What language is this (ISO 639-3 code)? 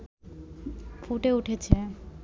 ben